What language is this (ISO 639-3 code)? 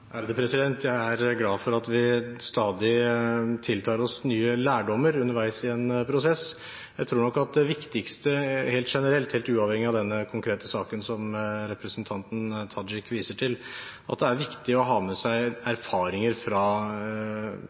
nor